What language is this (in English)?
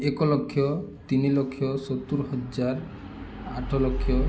Odia